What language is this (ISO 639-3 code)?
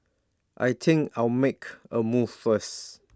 eng